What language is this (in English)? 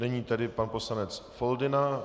Czech